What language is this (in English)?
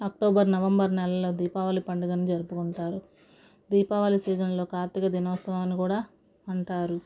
Telugu